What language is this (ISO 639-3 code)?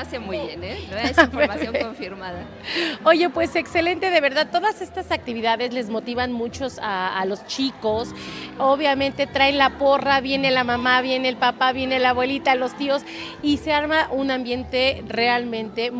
spa